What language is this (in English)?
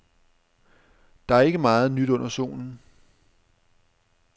Danish